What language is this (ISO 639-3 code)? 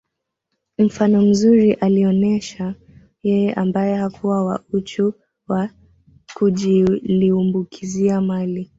swa